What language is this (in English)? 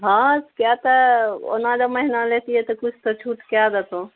Maithili